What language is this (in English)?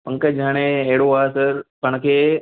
Sindhi